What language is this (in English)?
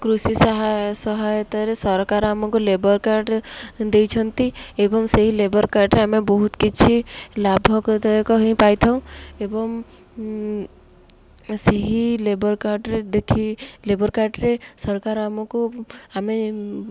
Odia